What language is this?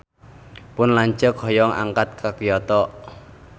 Sundanese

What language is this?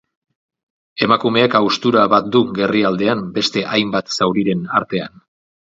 Basque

